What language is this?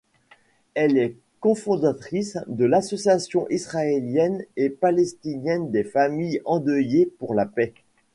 French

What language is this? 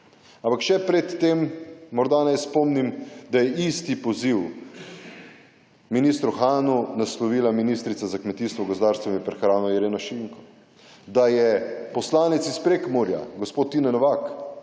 Slovenian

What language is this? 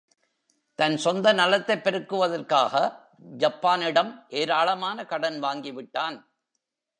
Tamil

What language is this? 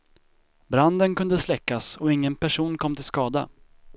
Swedish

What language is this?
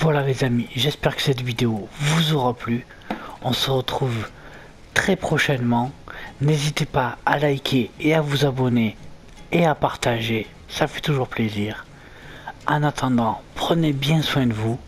French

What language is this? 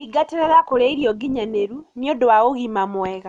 Kikuyu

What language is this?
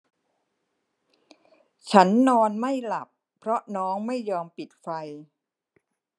Thai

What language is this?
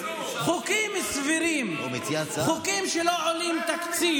Hebrew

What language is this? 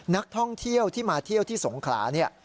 Thai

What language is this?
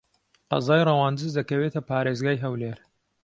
Central Kurdish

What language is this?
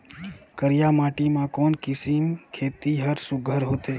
Chhattisgarhi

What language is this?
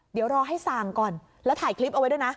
Thai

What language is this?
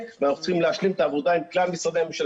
Hebrew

